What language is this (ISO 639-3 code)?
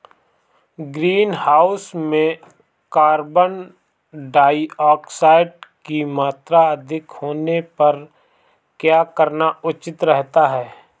hin